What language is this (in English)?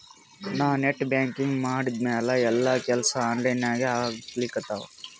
Kannada